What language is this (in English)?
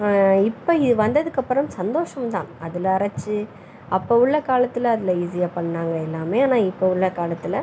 Tamil